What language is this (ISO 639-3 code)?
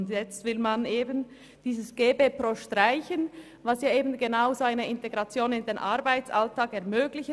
gsw